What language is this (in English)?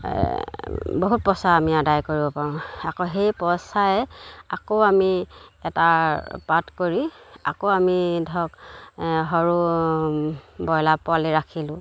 Assamese